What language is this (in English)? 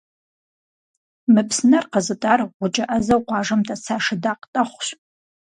Kabardian